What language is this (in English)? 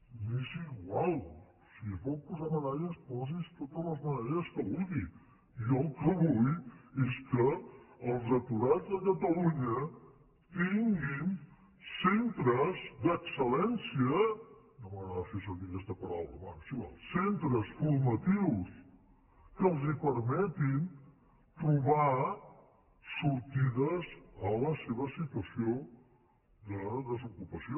Catalan